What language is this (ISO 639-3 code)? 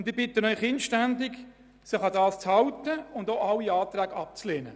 gsw